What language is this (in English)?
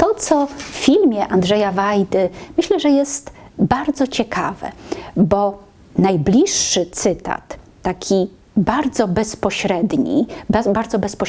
Polish